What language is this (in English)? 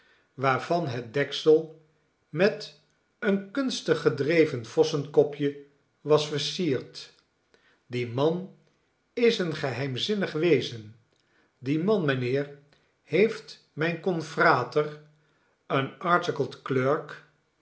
Dutch